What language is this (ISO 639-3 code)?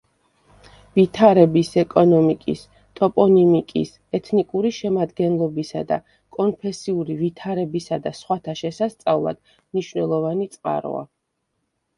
kat